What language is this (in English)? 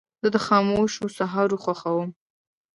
Pashto